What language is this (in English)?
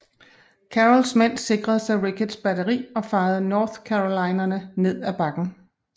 Danish